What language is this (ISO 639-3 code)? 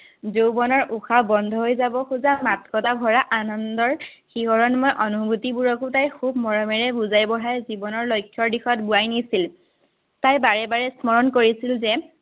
asm